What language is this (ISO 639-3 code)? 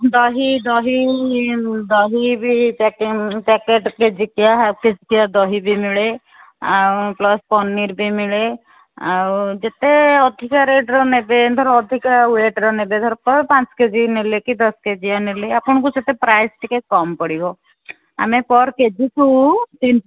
ori